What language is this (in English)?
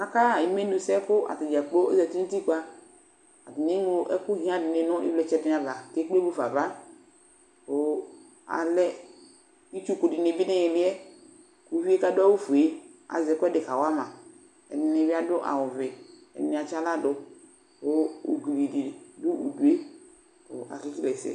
Ikposo